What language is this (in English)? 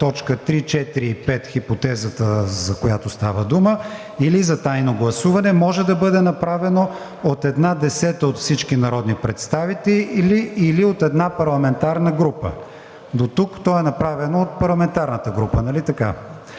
Bulgarian